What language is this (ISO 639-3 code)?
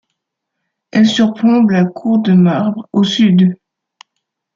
fra